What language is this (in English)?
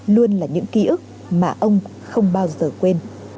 Vietnamese